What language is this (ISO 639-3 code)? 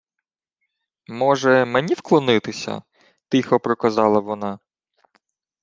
ukr